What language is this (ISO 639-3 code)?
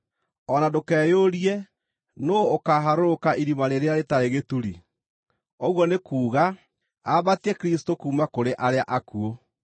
kik